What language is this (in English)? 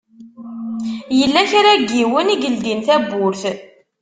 Kabyle